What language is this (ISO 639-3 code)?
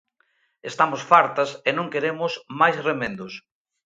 glg